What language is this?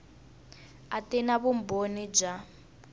Tsonga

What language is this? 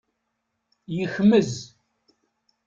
Kabyle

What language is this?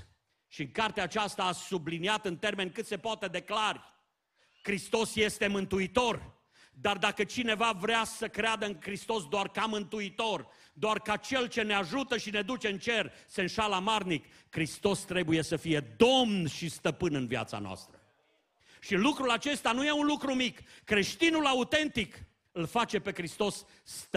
Romanian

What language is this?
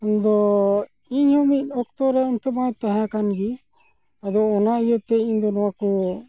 Santali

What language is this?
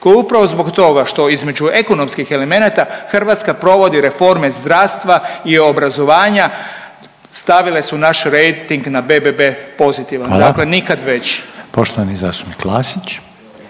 Croatian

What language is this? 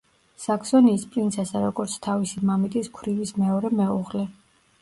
Georgian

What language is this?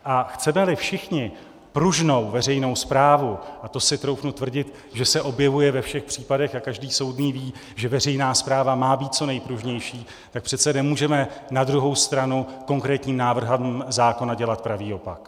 Czech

